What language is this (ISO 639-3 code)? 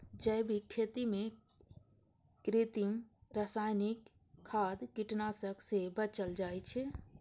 mai